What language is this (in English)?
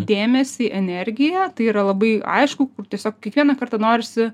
Lithuanian